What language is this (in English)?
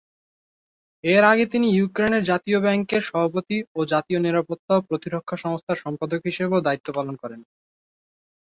Bangla